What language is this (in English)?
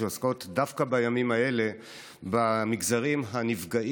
Hebrew